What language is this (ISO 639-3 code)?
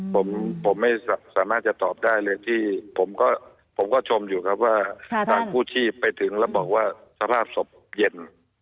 tha